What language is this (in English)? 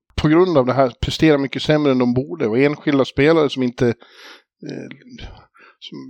Swedish